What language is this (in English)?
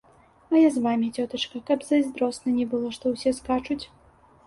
Belarusian